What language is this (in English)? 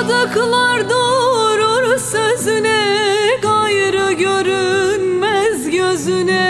Turkish